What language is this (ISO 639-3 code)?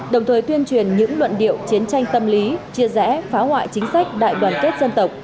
vie